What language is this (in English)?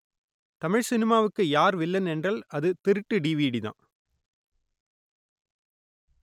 Tamil